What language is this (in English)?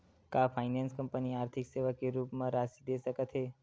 Chhattisgarhi